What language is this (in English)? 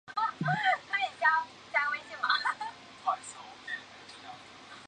Chinese